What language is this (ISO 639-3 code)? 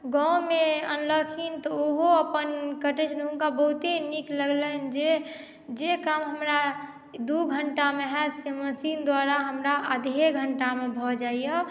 mai